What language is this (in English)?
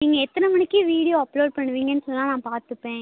Tamil